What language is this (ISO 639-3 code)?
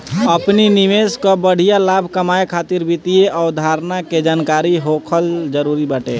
bho